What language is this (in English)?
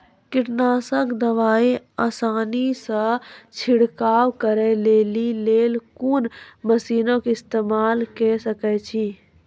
Maithili